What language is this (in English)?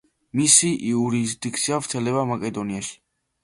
Georgian